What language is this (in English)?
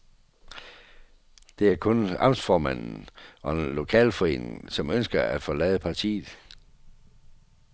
Danish